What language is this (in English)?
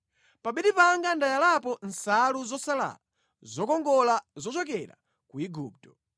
Nyanja